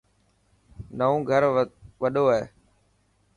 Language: Dhatki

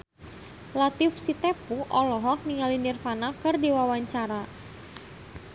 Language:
Sundanese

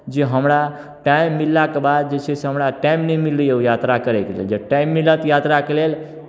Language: Maithili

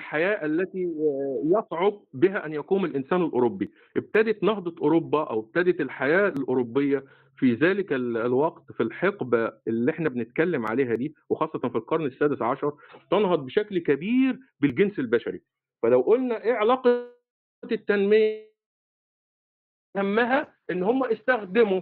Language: Arabic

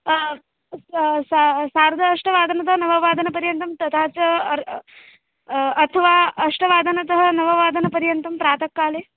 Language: Sanskrit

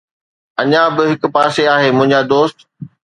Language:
Sindhi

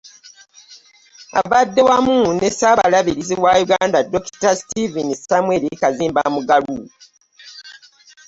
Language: Ganda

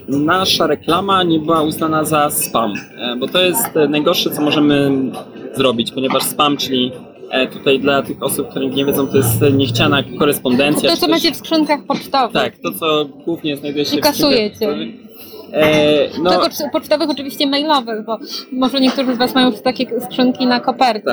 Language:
Polish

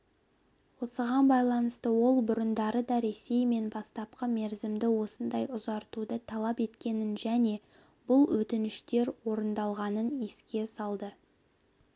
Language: Kazakh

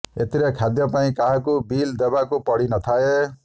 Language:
Odia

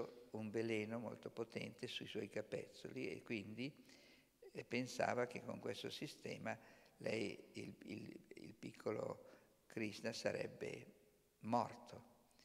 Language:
Italian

